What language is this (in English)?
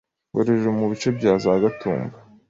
Kinyarwanda